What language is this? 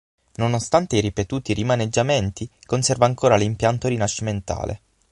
Italian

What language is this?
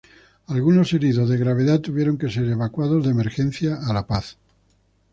Spanish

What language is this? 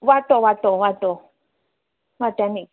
Konkani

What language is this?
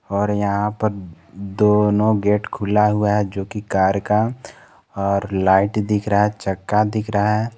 Hindi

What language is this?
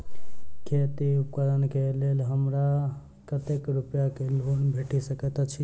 Maithili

